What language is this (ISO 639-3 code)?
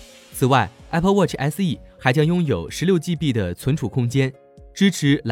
zho